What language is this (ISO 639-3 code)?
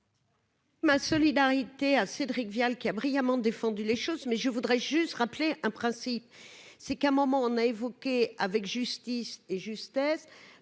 fra